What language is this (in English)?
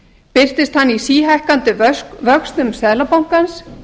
Icelandic